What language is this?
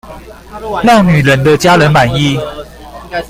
Chinese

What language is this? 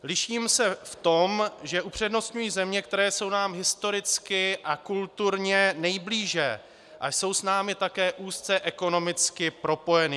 Czech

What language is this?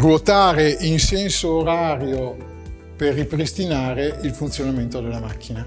Italian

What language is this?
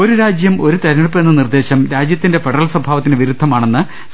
Malayalam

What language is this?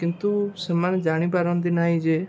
Odia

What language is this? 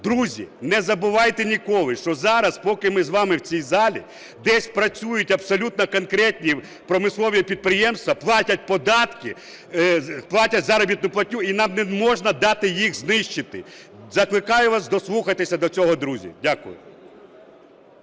Ukrainian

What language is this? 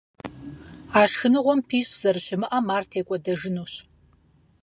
Kabardian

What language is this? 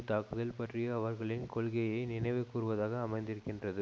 Tamil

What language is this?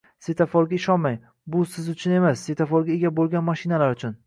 Uzbek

